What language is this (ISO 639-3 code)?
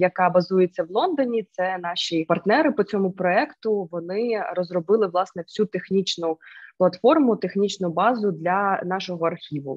ukr